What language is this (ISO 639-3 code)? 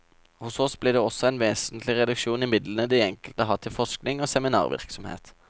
nor